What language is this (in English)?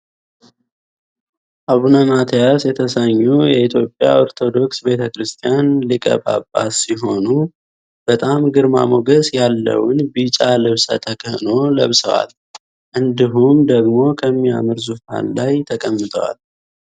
Amharic